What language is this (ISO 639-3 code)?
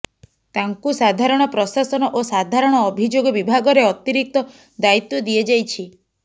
ori